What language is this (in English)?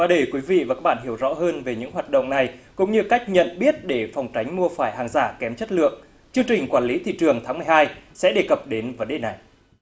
Vietnamese